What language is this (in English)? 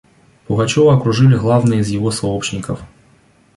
Russian